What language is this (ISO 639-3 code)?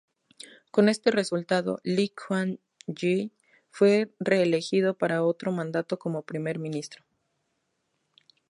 spa